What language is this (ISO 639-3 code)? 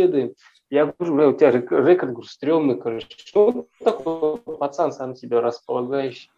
rus